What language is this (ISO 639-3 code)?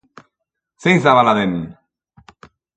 eus